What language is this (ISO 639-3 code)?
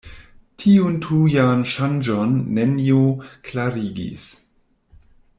epo